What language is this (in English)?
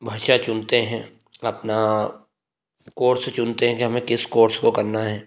Hindi